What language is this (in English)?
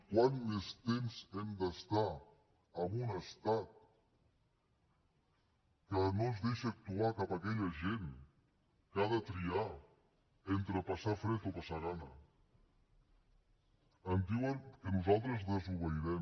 Catalan